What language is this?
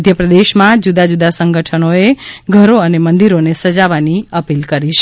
Gujarati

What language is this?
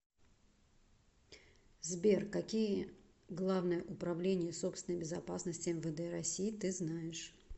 Russian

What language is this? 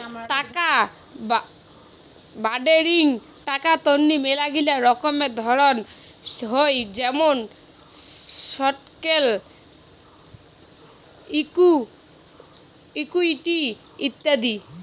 Bangla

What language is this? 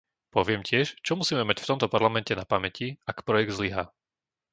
Slovak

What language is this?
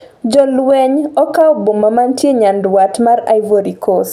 Luo (Kenya and Tanzania)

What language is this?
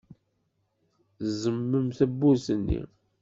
Kabyle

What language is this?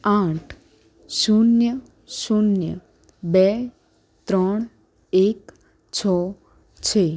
Gujarati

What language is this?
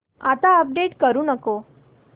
Marathi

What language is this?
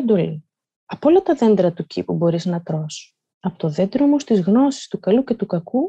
Greek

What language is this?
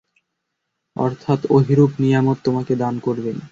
Bangla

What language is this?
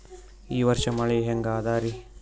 Kannada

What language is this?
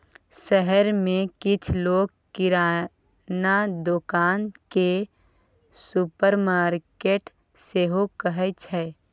Maithili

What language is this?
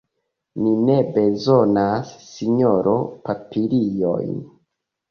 Esperanto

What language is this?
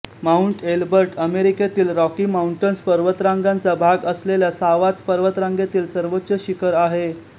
Marathi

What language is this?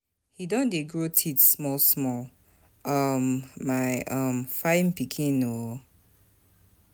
Nigerian Pidgin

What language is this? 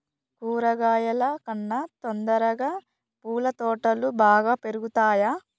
Telugu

